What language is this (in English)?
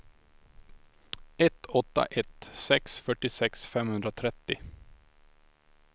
Swedish